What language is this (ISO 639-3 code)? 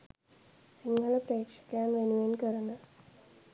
sin